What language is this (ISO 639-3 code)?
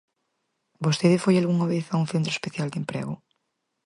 glg